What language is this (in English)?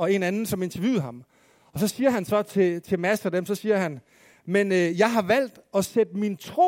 Danish